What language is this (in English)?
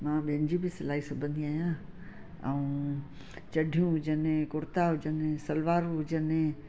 Sindhi